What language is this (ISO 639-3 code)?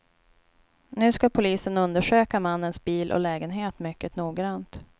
swe